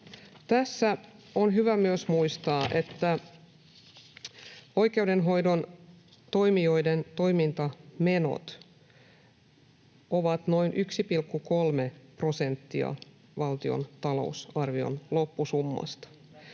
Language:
Finnish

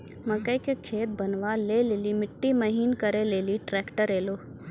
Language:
Maithili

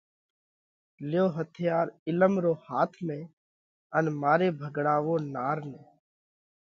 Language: Parkari Koli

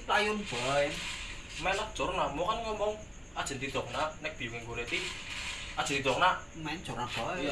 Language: Indonesian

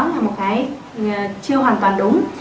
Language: Vietnamese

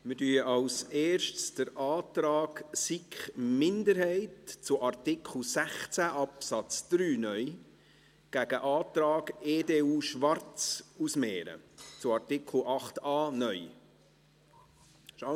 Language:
Swiss German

